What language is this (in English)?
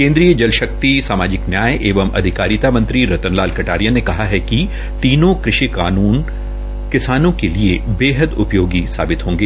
Hindi